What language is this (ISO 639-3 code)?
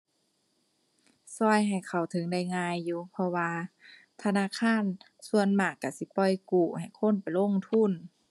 tha